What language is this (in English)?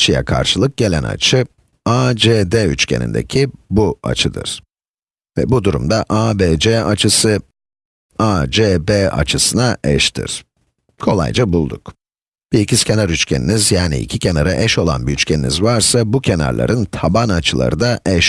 Turkish